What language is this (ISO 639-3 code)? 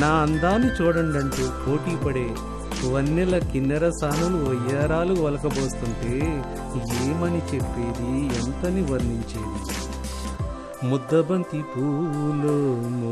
tel